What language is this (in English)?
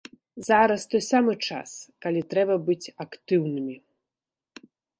Belarusian